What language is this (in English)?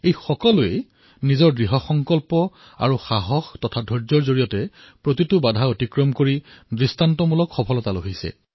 Assamese